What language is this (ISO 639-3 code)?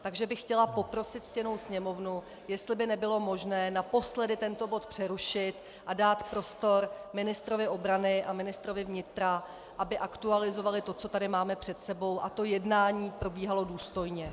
ces